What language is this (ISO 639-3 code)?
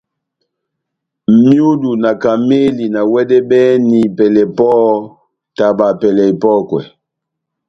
bnm